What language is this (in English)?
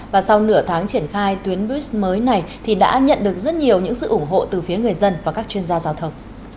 Vietnamese